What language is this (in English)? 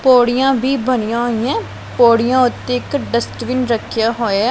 Punjabi